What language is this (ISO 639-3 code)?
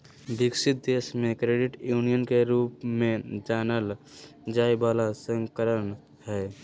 mag